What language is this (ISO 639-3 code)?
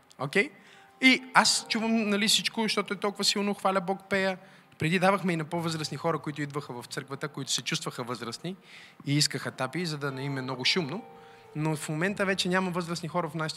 bul